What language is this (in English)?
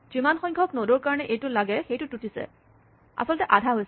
Assamese